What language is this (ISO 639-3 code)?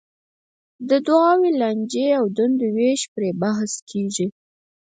pus